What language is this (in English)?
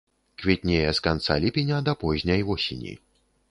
Belarusian